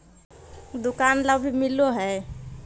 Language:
Magahi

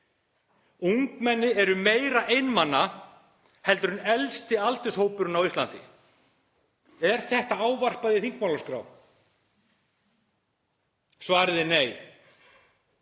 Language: Icelandic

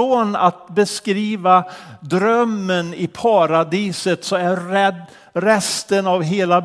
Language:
Swedish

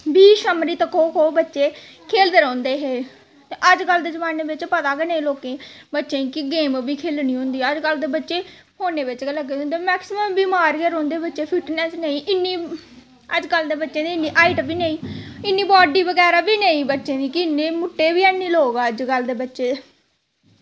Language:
Dogri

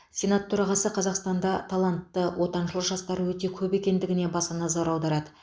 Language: Kazakh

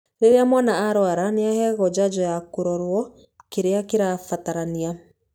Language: Kikuyu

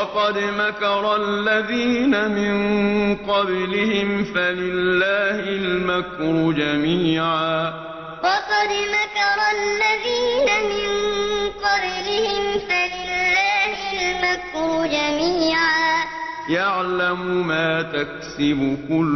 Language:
Arabic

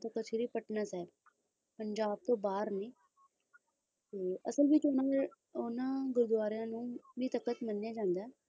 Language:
Punjabi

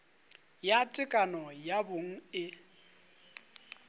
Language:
Northern Sotho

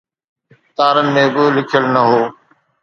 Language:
Sindhi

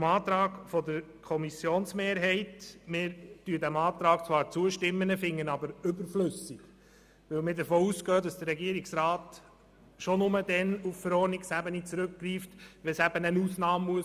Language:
Swiss German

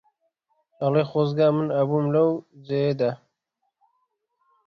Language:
Central Kurdish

